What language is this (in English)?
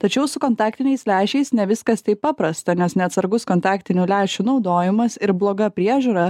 Lithuanian